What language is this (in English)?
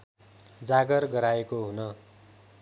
Nepali